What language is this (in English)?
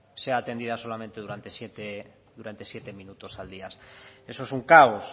Spanish